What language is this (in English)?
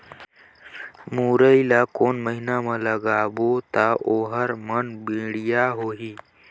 Chhattisgarhi